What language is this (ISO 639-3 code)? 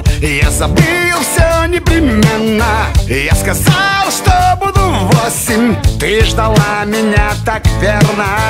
rus